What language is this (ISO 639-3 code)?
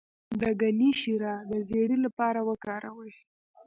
pus